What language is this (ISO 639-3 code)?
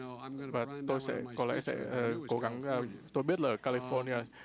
vie